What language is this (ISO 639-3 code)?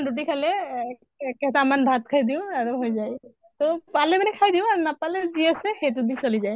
asm